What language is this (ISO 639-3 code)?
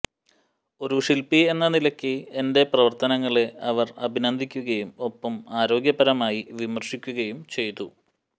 mal